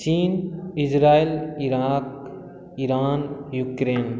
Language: Maithili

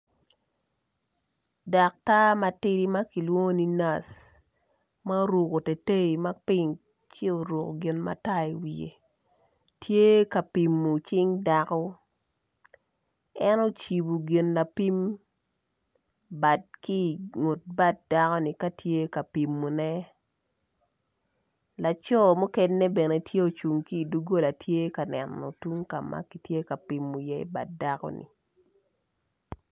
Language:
Acoli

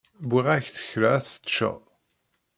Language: Kabyle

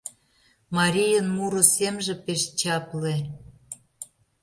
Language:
Mari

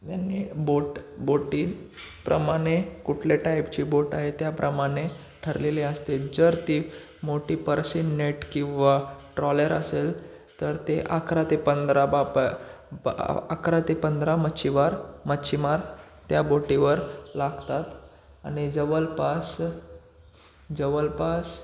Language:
Marathi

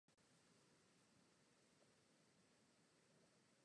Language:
Czech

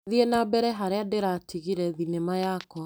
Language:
Kikuyu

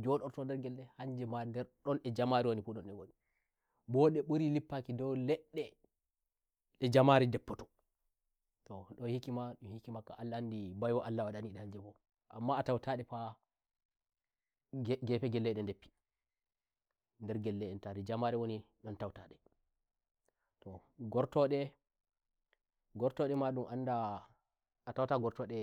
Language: Nigerian Fulfulde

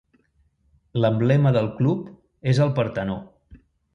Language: Catalan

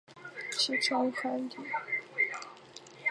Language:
Chinese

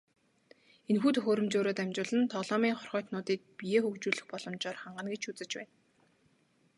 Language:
Mongolian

